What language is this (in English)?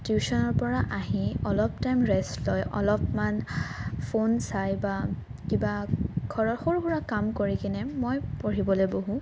Assamese